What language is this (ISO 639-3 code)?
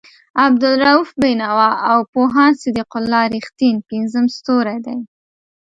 pus